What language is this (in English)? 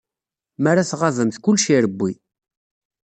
Kabyle